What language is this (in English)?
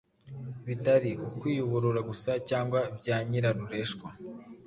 Kinyarwanda